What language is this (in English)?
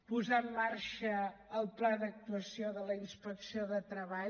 Catalan